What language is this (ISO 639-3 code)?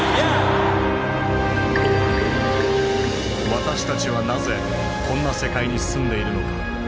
jpn